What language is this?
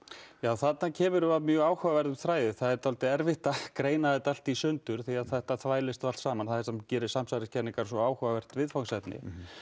Icelandic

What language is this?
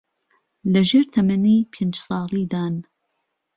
Central Kurdish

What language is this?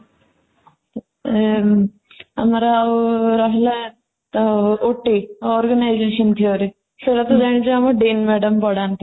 Odia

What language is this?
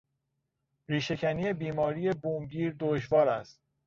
Persian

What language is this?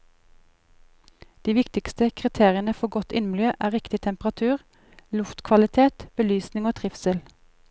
Norwegian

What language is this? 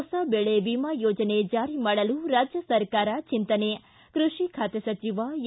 Kannada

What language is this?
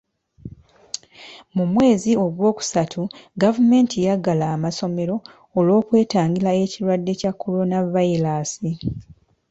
Ganda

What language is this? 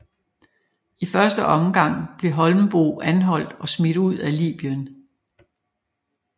Danish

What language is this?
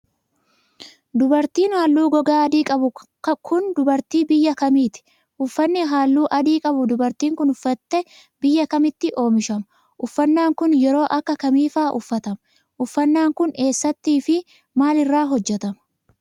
Oromo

